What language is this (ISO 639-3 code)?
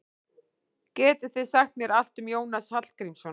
isl